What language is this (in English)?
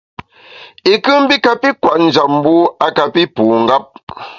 Bamun